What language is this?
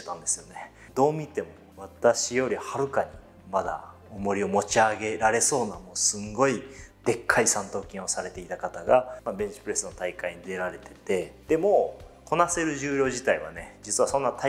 Japanese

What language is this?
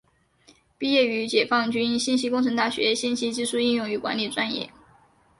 Chinese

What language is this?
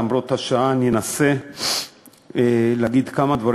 Hebrew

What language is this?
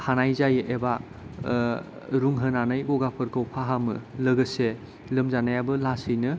Bodo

